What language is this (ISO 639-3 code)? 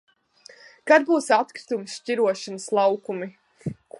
lav